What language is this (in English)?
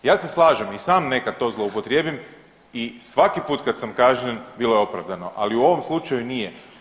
Croatian